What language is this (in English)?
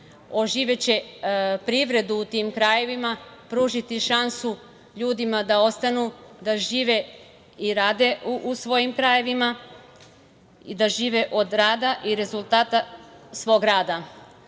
Serbian